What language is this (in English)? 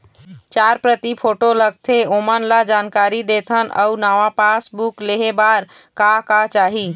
Chhattisgarhi